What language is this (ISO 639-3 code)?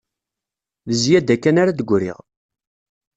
kab